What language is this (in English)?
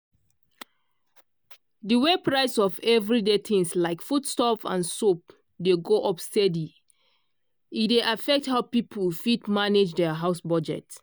Nigerian Pidgin